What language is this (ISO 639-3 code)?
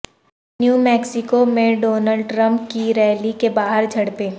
urd